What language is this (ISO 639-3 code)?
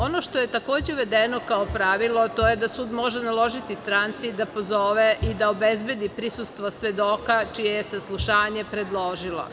srp